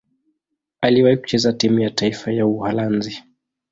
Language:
Swahili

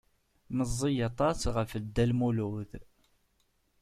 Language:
Kabyle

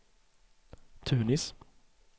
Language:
Swedish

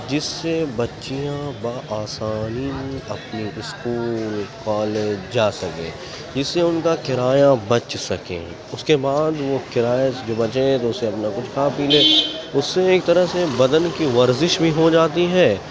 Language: Urdu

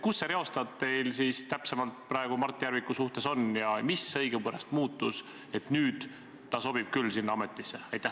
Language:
Estonian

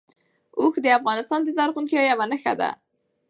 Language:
Pashto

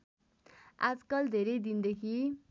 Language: Nepali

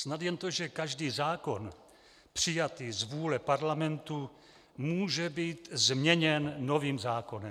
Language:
Czech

